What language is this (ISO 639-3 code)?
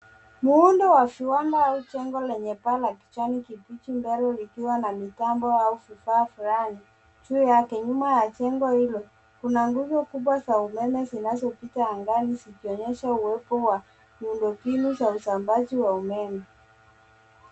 swa